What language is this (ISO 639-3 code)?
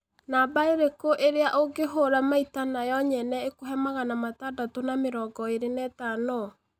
kik